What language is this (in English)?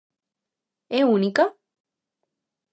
Galician